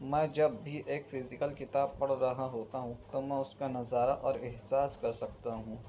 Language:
Urdu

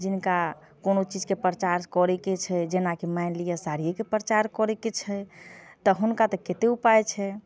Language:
Maithili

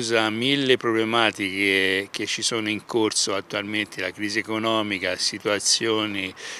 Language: Italian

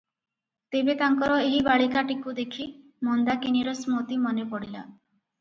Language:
Odia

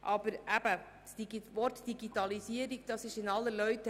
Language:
Swiss German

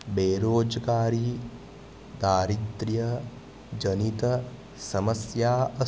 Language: Sanskrit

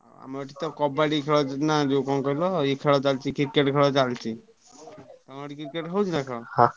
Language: Odia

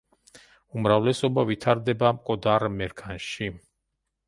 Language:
Georgian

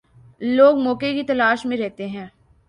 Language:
Urdu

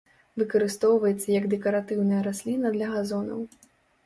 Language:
Belarusian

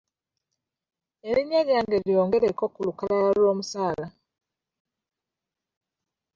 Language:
Ganda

